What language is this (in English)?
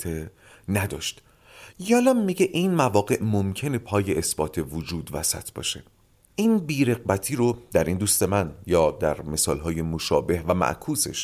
Persian